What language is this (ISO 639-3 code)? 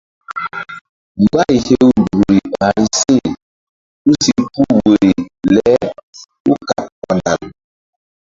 mdd